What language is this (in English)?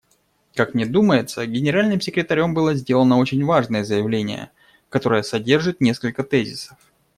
Russian